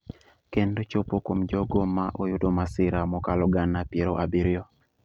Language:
Luo (Kenya and Tanzania)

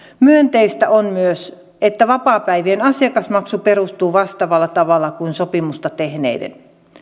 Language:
Finnish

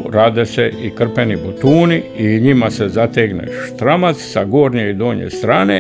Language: Croatian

